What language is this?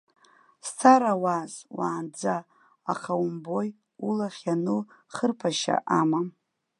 Abkhazian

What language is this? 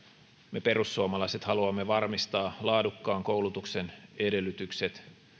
Finnish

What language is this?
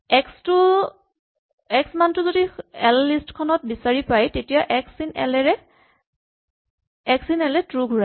Assamese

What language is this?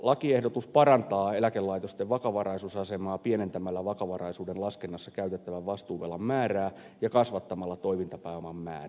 Finnish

